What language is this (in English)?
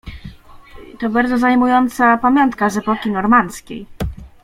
Polish